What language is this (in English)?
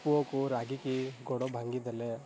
Odia